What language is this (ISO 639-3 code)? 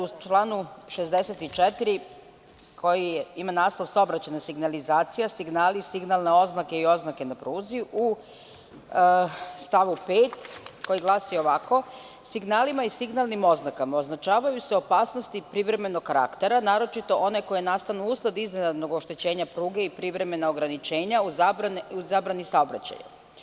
srp